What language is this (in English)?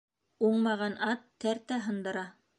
Bashkir